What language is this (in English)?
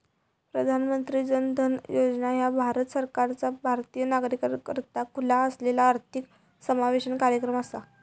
Marathi